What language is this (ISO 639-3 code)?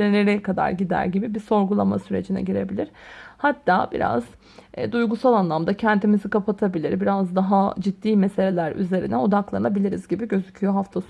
tur